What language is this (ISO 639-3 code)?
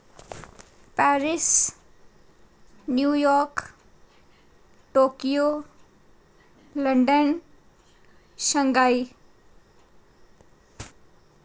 doi